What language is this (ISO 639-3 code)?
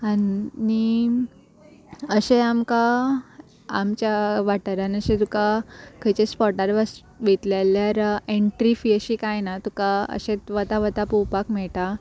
kok